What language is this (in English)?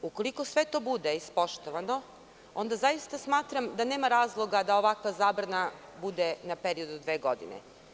Serbian